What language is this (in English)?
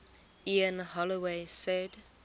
English